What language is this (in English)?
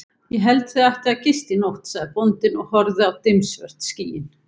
Icelandic